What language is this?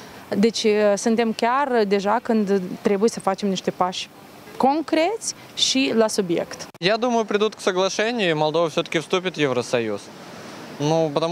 Romanian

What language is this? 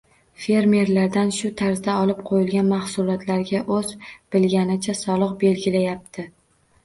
Uzbek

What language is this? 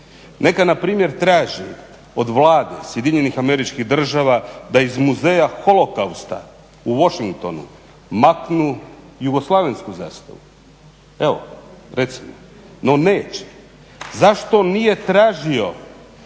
Croatian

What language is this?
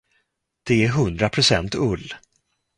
Swedish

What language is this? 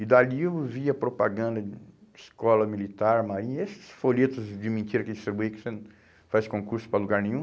Portuguese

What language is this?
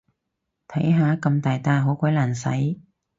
Cantonese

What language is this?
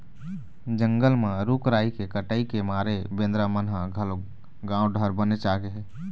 Chhattisgarhi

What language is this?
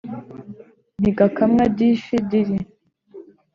Kinyarwanda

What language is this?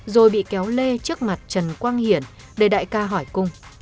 Vietnamese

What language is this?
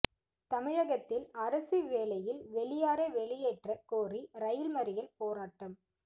Tamil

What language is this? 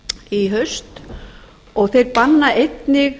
Icelandic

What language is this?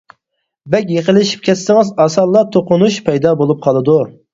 Uyghur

